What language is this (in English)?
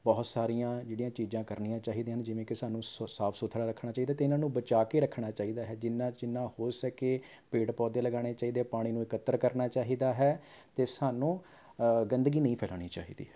Punjabi